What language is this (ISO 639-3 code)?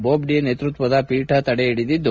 kan